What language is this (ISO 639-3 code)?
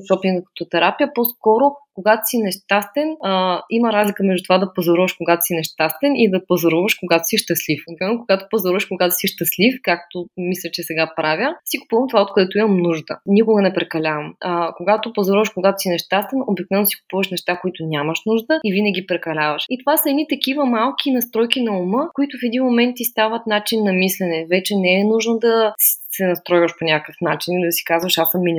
bul